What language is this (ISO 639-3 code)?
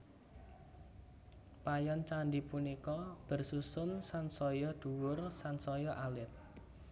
jav